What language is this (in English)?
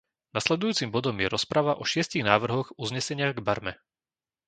Slovak